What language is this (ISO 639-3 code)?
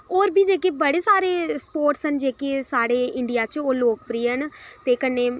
doi